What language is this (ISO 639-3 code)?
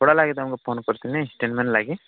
ori